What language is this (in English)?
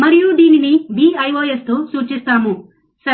Telugu